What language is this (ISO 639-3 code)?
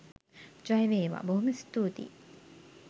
sin